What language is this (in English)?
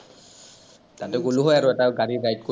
Assamese